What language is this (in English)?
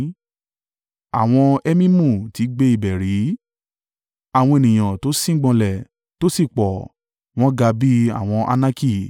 Yoruba